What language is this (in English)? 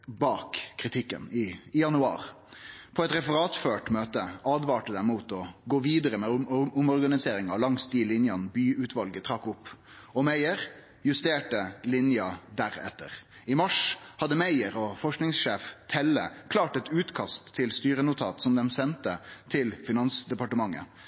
Norwegian Nynorsk